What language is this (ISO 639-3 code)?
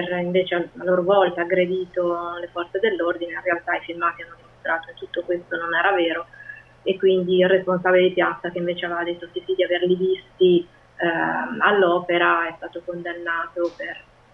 ita